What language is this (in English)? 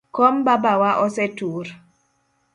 Luo (Kenya and Tanzania)